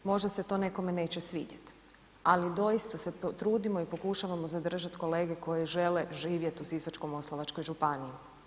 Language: Croatian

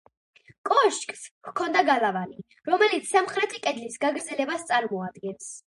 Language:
Georgian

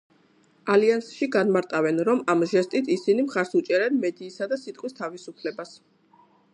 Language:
Georgian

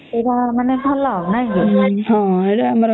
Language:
Odia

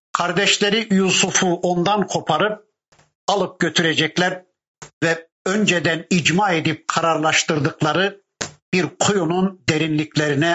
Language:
Turkish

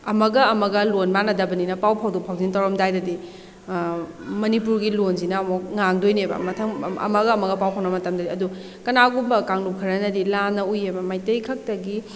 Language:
Manipuri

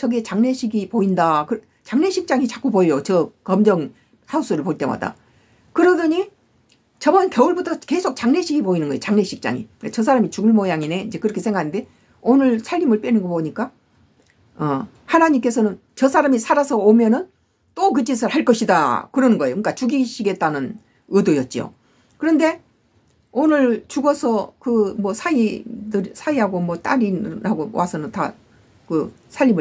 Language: Korean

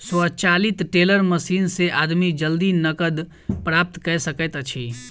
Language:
Maithili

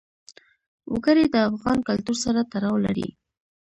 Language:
Pashto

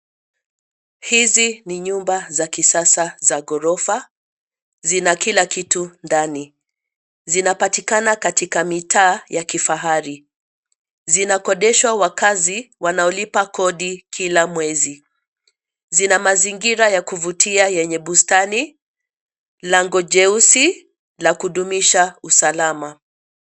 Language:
Swahili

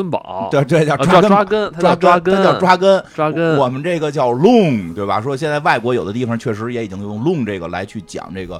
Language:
Chinese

